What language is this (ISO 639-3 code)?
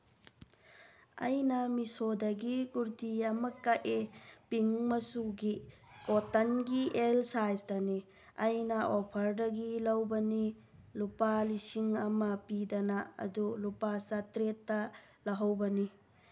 mni